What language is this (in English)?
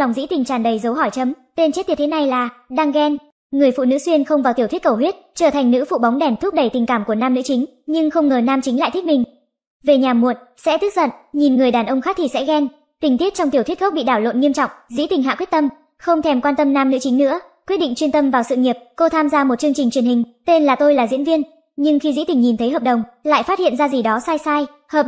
Vietnamese